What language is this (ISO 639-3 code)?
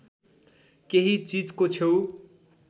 nep